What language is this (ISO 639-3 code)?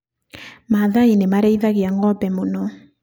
kik